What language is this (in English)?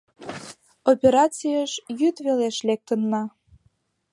Mari